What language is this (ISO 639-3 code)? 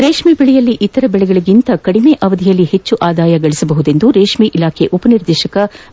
kan